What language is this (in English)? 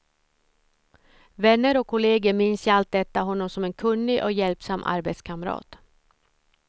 Swedish